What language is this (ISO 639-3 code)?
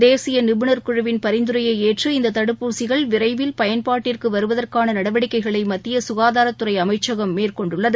tam